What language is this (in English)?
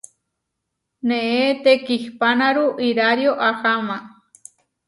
Huarijio